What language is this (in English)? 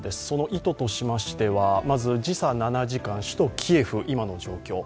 Japanese